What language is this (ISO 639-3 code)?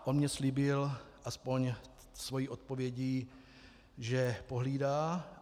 ces